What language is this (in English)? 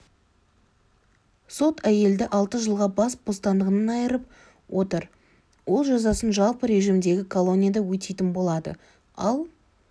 Kazakh